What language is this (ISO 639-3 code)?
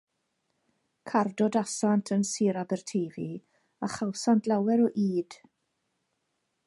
cym